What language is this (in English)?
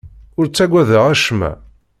Kabyle